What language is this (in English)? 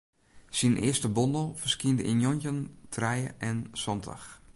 Western Frisian